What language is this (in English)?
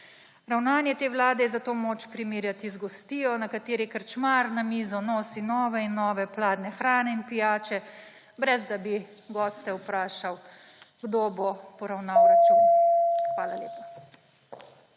Slovenian